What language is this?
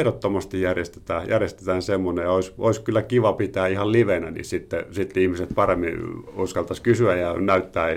Finnish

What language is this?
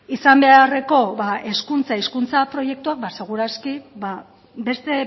Basque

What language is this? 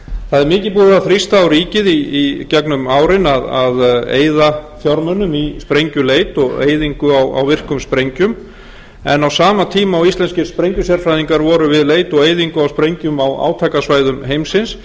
Icelandic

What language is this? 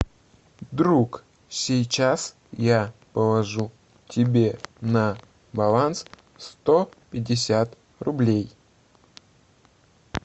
Russian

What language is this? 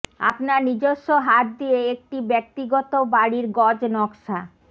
Bangla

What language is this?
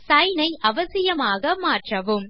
Tamil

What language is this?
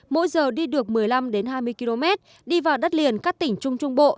Vietnamese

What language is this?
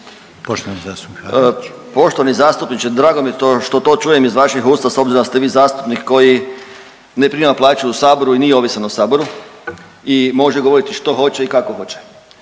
Croatian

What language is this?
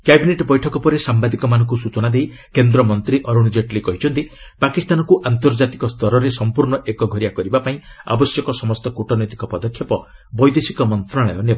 Odia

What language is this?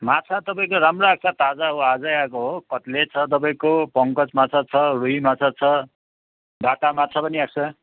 Nepali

